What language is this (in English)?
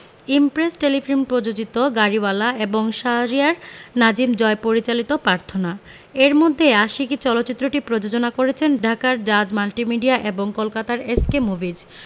Bangla